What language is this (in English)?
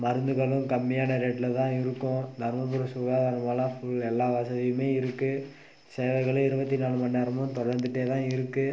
Tamil